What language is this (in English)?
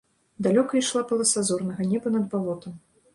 Belarusian